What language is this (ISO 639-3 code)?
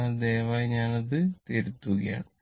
mal